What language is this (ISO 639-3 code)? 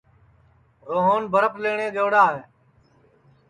ssi